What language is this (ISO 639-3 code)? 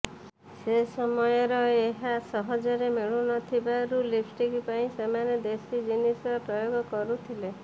ori